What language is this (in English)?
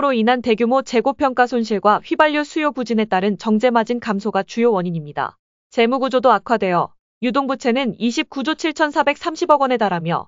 Korean